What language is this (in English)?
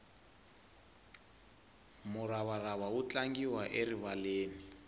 Tsonga